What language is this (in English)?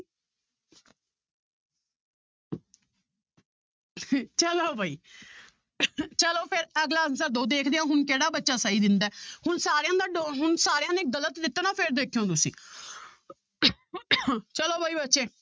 Punjabi